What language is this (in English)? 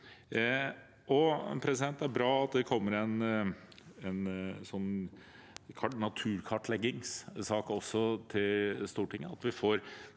Norwegian